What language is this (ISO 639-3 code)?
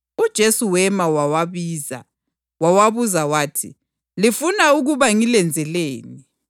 nde